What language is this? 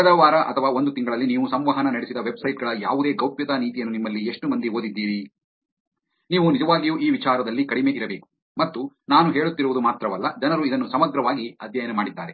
Kannada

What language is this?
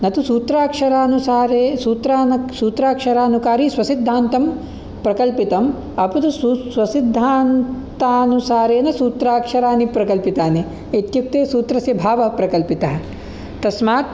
Sanskrit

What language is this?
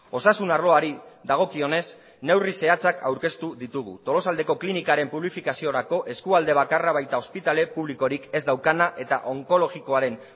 Basque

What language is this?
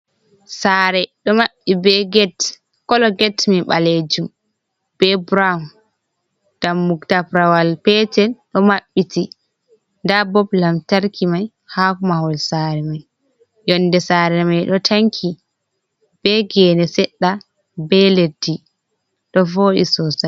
Fula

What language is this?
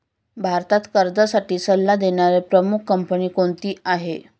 Marathi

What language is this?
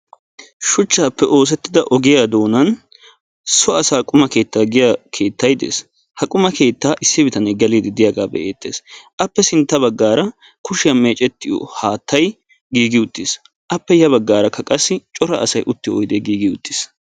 Wolaytta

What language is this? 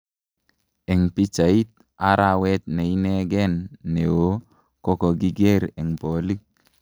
Kalenjin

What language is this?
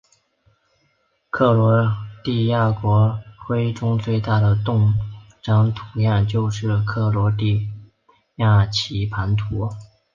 Chinese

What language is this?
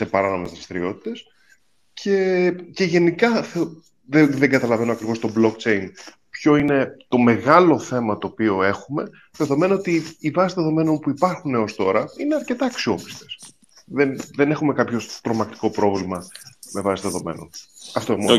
Greek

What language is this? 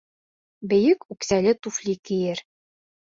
Bashkir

